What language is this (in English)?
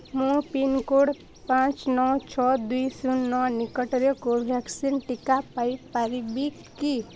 Odia